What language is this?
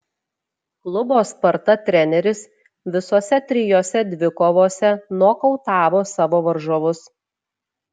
Lithuanian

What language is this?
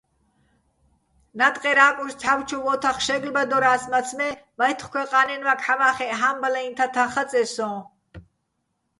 Bats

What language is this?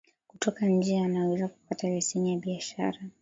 Swahili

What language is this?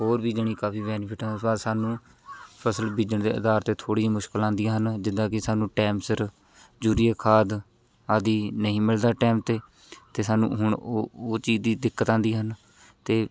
Punjabi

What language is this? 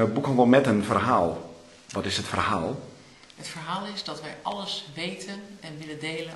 Dutch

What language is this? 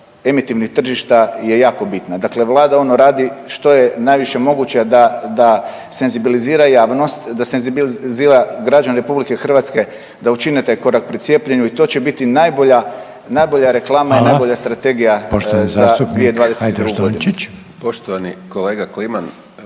Croatian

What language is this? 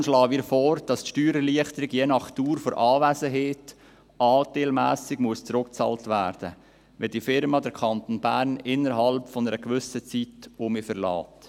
Swiss German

